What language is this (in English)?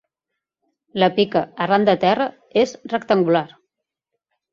Catalan